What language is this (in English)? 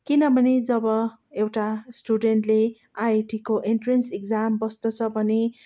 Nepali